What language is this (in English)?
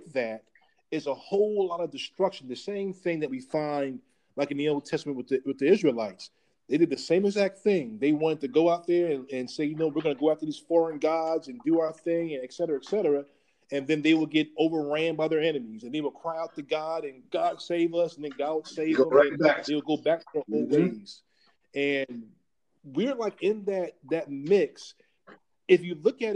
English